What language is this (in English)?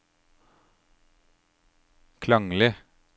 Norwegian